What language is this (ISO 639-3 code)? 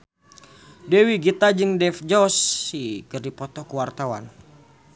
sun